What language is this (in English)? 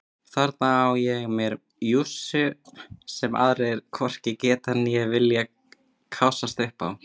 Icelandic